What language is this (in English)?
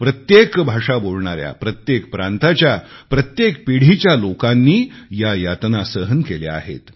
Marathi